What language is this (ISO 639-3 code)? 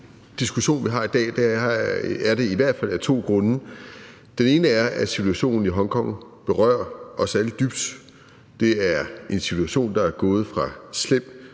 dan